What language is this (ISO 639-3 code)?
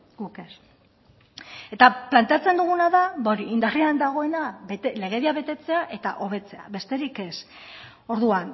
eus